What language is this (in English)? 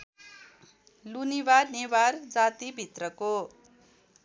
Nepali